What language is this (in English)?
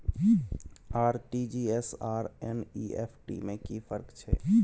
Maithili